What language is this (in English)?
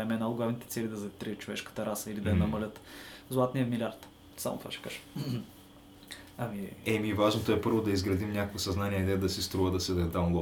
Bulgarian